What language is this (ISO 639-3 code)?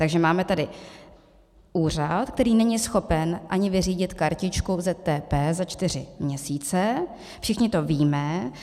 ces